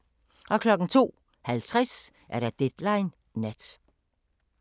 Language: Danish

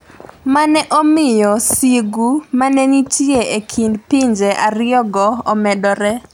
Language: Luo (Kenya and Tanzania)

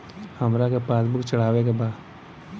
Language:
Bhojpuri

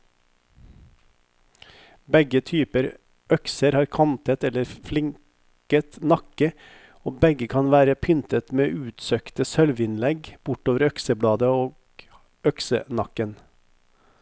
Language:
Norwegian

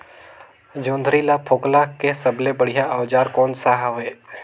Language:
Chhattisgarhi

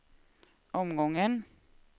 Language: Swedish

